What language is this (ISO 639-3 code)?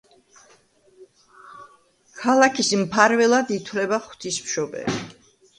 kat